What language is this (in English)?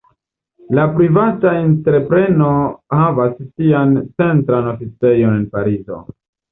Esperanto